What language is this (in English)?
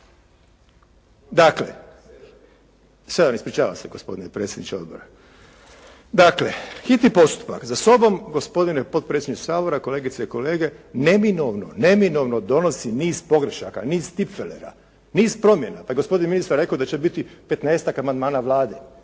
Croatian